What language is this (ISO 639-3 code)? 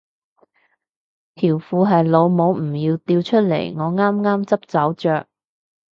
yue